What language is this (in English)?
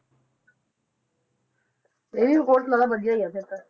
Punjabi